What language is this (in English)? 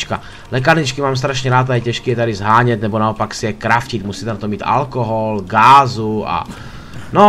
Czech